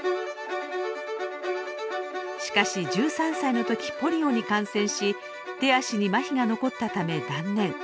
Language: Japanese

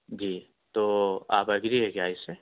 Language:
Urdu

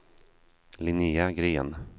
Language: Swedish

